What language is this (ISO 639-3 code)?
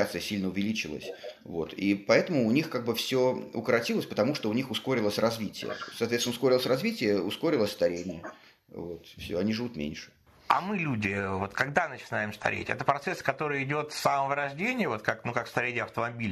rus